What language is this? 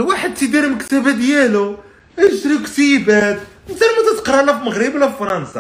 Arabic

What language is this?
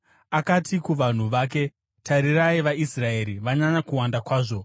Shona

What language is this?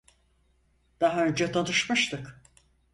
Turkish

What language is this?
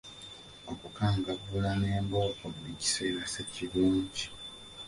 Ganda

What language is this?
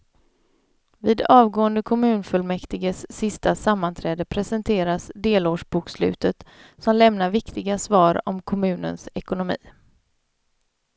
Swedish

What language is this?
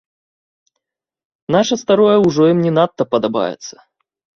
Belarusian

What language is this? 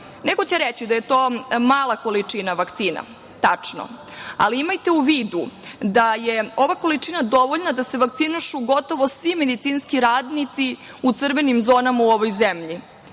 Serbian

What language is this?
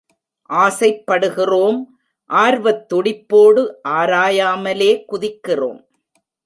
Tamil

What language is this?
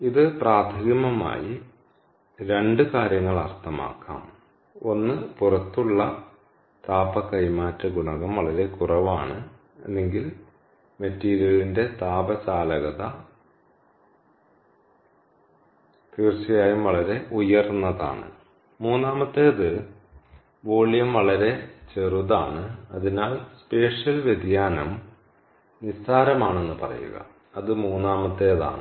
Malayalam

